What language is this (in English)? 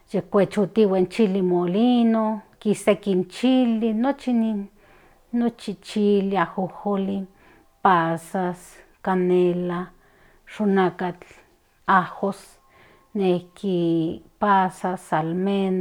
Central Nahuatl